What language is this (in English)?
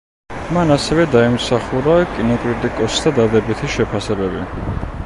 Georgian